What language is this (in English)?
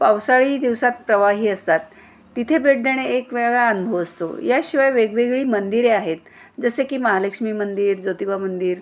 Marathi